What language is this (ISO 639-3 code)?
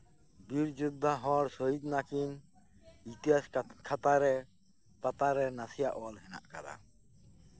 sat